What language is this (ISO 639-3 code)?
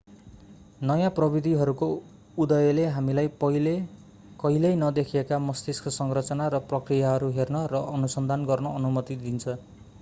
nep